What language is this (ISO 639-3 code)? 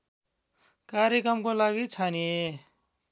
nep